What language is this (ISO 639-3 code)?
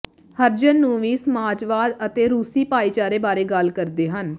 pan